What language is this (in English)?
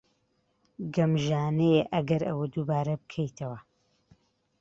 Central Kurdish